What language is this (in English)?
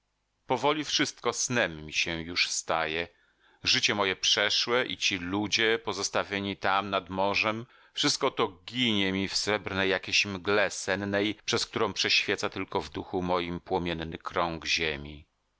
Polish